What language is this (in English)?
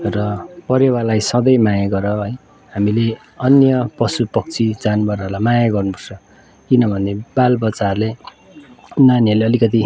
Nepali